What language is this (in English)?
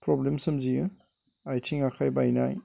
Bodo